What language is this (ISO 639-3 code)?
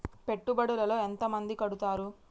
tel